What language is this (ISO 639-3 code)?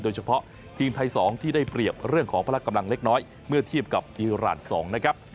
tha